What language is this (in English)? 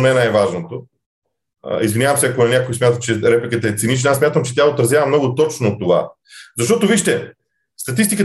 Bulgarian